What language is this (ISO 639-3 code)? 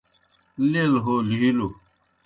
plk